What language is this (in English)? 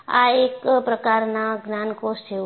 Gujarati